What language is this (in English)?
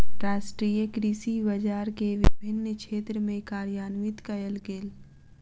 Maithili